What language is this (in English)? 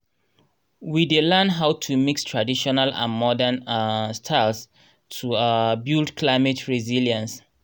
Nigerian Pidgin